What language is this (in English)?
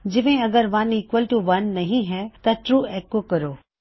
Punjabi